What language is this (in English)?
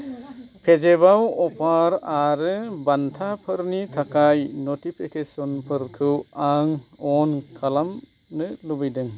Bodo